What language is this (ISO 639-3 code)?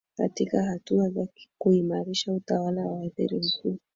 swa